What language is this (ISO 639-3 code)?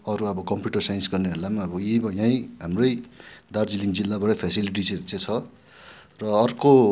nep